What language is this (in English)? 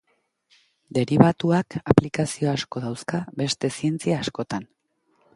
Basque